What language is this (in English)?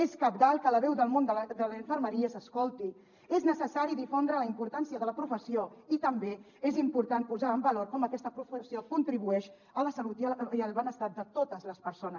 Catalan